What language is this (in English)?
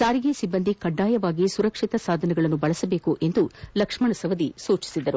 Kannada